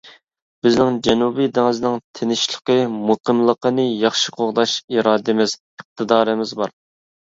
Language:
Uyghur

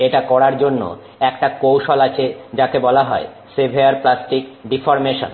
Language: Bangla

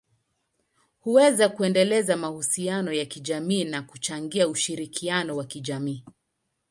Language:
Swahili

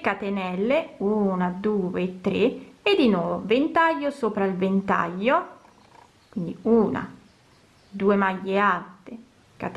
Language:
Italian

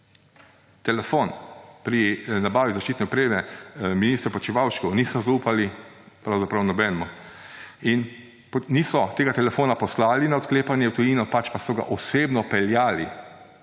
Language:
Slovenian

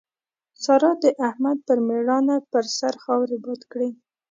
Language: Pashto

